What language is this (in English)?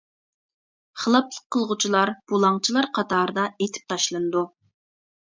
Uyghur